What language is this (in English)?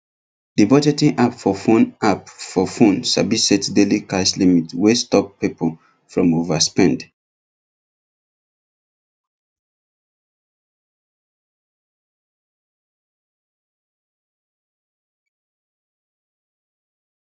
Nigerian Pidgin